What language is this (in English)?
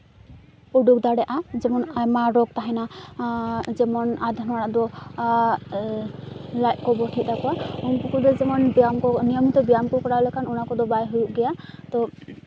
Santali